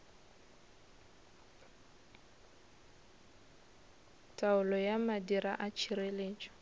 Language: Northern Sotho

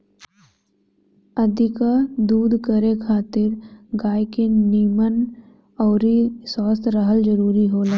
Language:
Bhojpuri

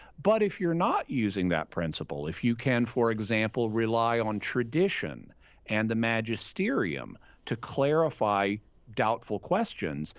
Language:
English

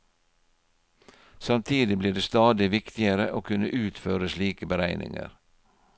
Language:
Norwegian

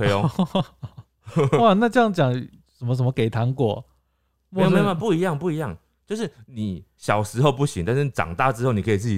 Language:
Chinese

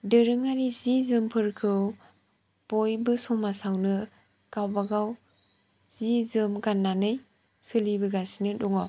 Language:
Bodo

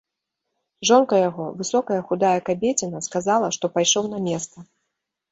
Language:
Belarusian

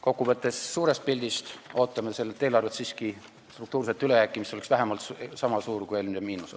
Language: Estonian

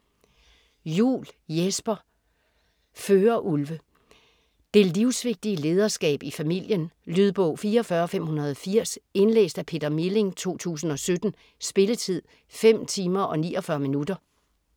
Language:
Danish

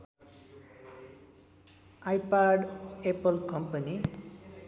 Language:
Nepali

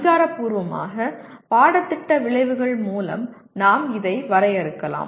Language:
Tamil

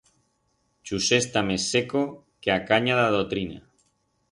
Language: Aragonese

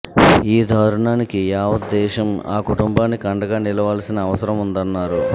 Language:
Telugu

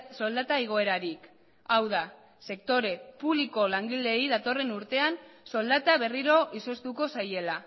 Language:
Basque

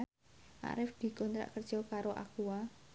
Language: Javanese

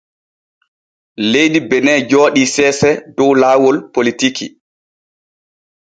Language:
Borgu Fulfulde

